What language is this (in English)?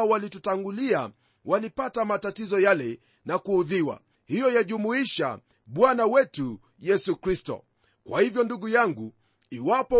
Swahili